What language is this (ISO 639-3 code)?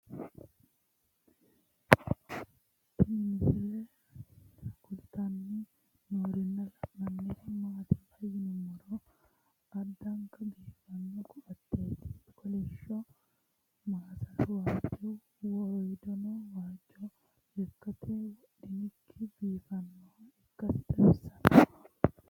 sid